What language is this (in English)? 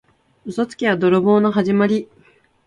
Japanese